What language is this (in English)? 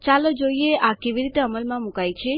Gujarati